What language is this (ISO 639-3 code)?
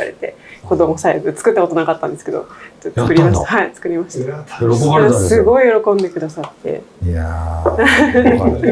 jpn